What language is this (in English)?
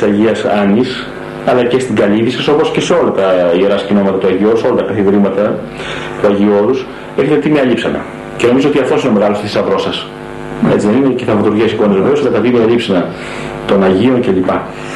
Greek